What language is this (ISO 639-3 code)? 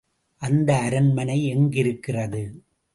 tam